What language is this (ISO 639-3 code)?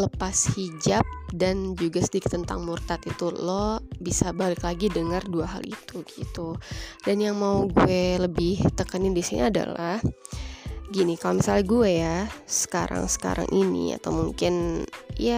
ind